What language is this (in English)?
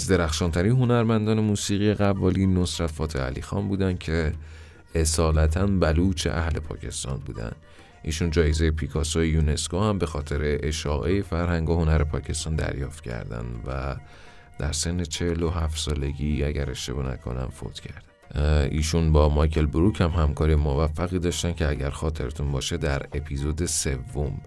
Persian